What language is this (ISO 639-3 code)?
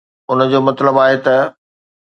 snd